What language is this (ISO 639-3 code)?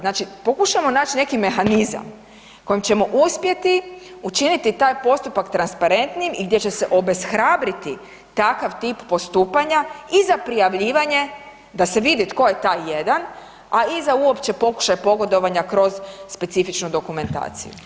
hrv